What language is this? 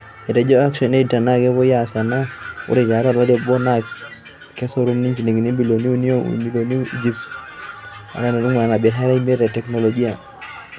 Masai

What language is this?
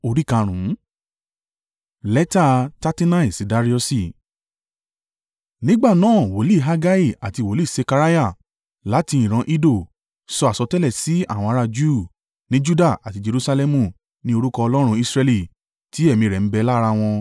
Yoruba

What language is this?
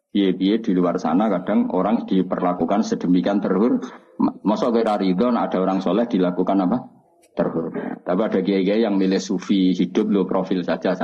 Indonesian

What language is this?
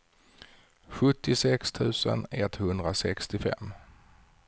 Swedish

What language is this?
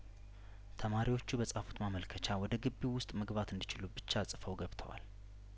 Amharic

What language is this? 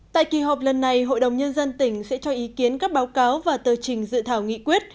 Vietnamese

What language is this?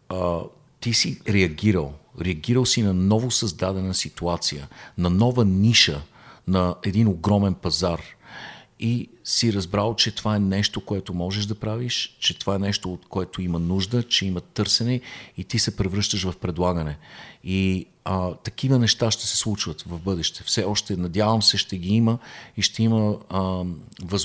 Bulgarian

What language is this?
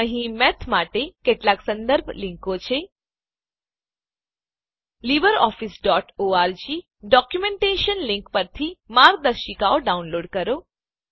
Gujarati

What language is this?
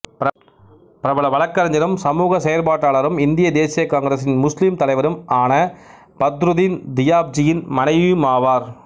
Tamil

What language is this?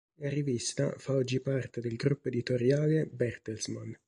Italian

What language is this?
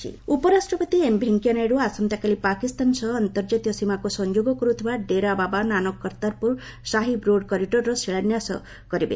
Odia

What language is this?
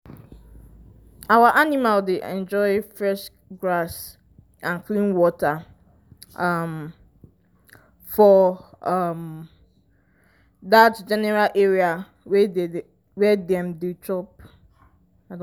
Nigerian Pidgin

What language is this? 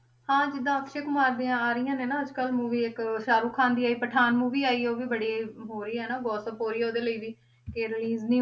Punjabi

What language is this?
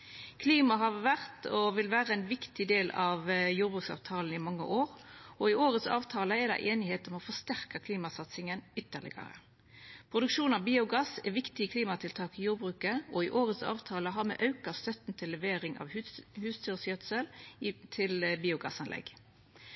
Norwegian Nynorsk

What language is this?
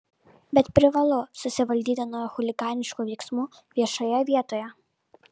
Lithuanian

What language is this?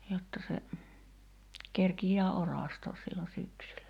Finnish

